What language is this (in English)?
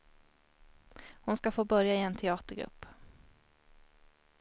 Swedish